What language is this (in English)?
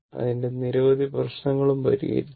Malayalam